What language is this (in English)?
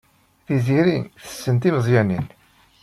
Kabyle